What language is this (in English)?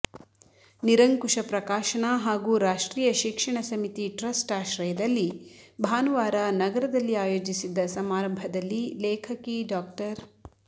Kannada